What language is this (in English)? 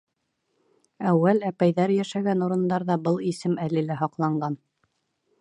Bashkir